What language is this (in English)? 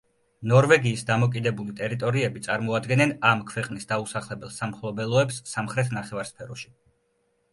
Georgian